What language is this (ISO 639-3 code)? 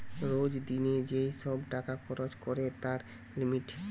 ben